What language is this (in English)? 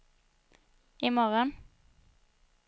Swedish